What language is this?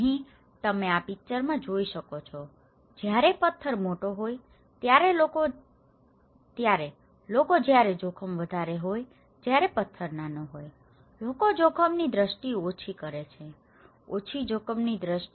Gujarati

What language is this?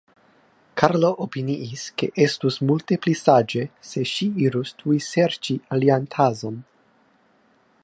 Esperanto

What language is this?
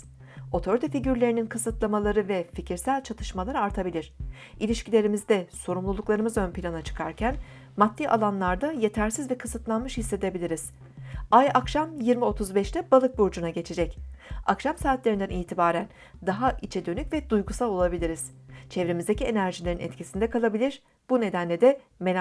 Turkish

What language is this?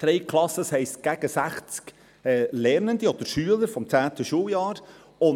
Swiss German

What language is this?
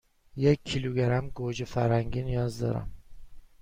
Persian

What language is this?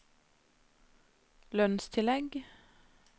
Norwegian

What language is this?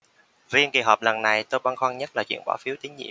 Vietnamese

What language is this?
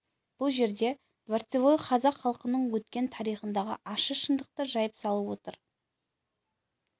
Kazakh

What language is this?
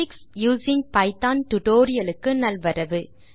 Tamil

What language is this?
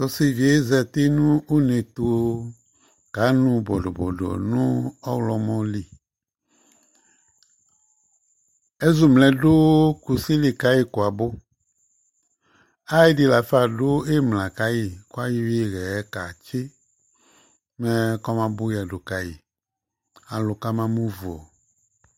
Ikposo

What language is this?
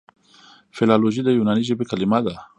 Pashto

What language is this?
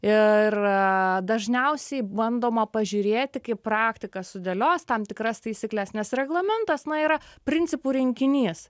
Lithuanian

